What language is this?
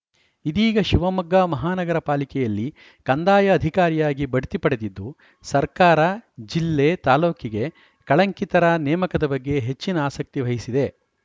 Kannada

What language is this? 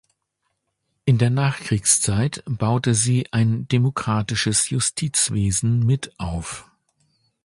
German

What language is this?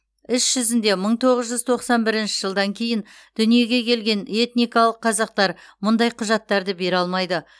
Kazakh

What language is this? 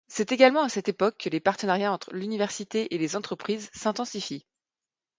French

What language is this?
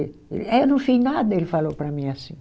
Portuguese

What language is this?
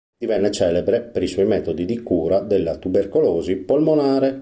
Italian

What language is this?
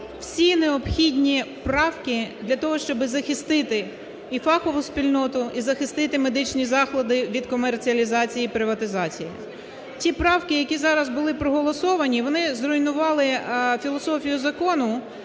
Ukrainian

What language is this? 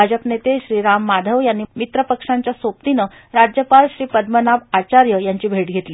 Marathi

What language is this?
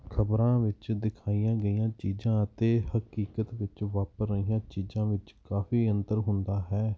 Punjabi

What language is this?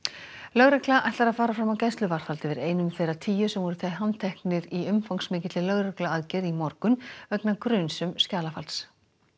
Icelandic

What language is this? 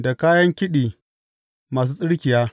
Hausa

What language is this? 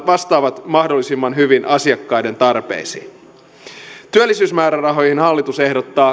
Finnish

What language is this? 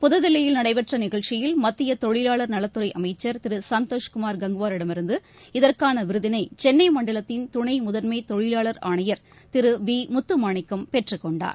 Tamil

